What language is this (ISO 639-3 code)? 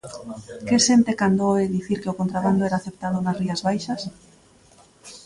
glg